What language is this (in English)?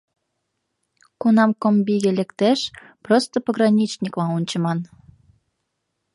Mari